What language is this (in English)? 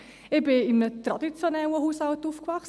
Swiss German